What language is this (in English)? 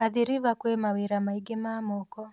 Kikuyu